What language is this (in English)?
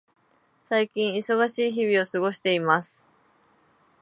Japanese